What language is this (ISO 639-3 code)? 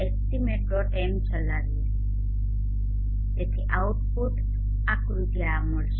guj